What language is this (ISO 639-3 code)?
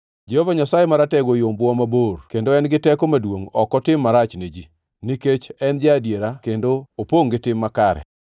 luo